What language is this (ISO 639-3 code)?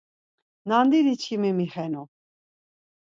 lzz